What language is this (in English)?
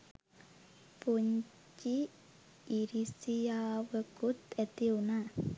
Sinhala